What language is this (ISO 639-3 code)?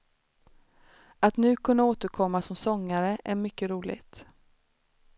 swe